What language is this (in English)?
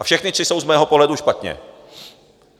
Czech